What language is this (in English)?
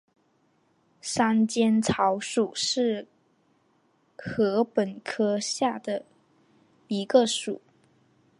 Chinese